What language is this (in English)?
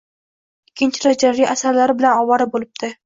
Uzbek